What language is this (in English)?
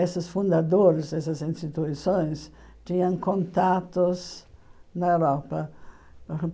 Portuguese